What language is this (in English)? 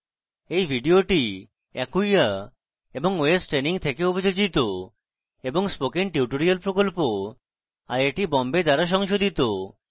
Bangla